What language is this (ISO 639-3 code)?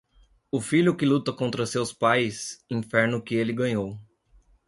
por